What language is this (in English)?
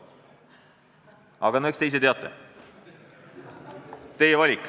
Estonian